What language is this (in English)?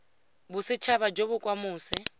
Tswana